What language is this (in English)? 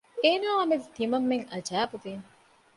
Divehi